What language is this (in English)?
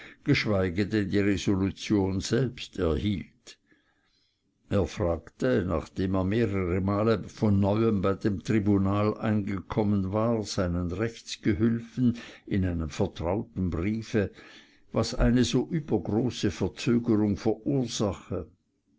German